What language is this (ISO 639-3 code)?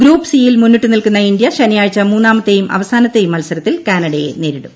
mal